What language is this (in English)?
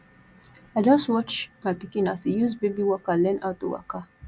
Nigerian Pidgin